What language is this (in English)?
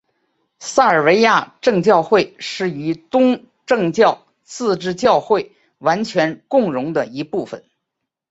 Chinese